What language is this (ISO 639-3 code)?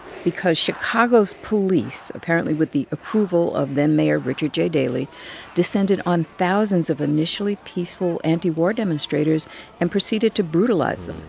eng